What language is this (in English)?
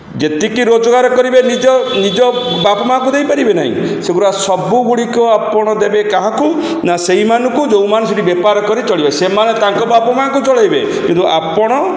Odia